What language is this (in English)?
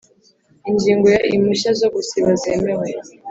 Kinyarwanda